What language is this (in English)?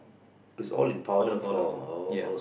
English